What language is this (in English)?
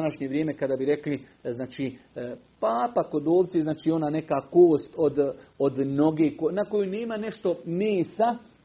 Croatian